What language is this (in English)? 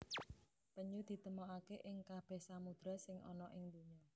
Javanese